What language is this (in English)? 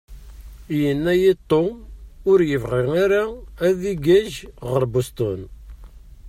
Kabyle